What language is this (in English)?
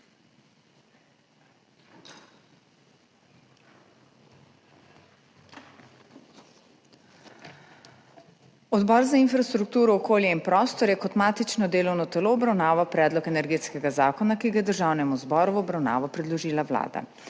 Slovenian